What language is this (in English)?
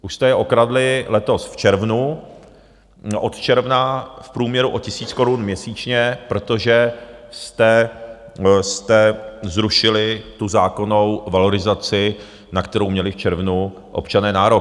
Czech